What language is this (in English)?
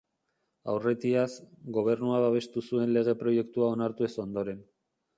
Basque